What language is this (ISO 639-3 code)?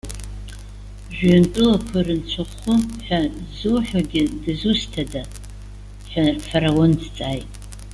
abk